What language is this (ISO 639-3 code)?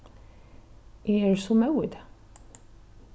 fao